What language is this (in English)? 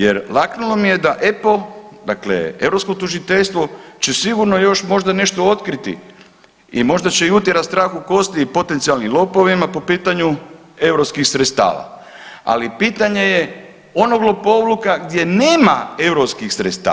Croatian